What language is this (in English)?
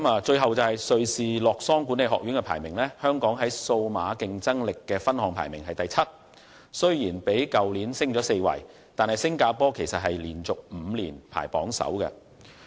Cantonese